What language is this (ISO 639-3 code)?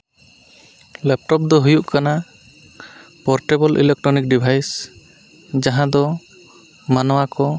sat